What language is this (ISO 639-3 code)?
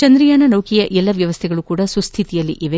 kan